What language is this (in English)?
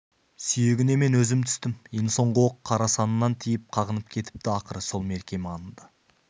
Kazakh